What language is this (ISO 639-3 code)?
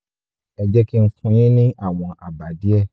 yor